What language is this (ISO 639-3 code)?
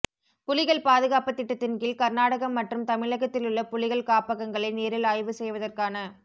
tam